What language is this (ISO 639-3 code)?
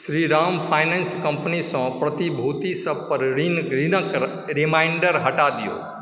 mai